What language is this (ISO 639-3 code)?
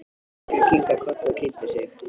isl